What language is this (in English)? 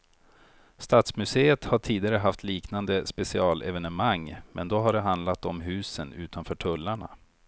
Swedish